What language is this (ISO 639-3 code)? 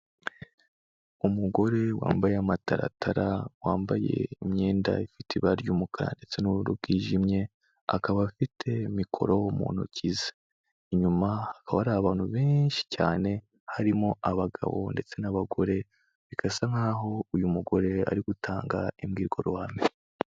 kin